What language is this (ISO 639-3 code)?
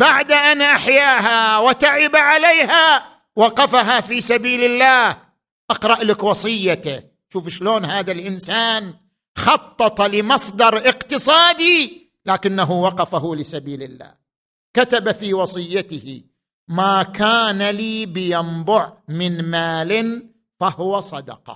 ara